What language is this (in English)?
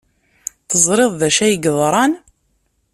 Kabyle